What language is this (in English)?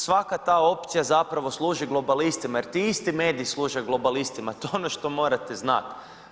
Croatian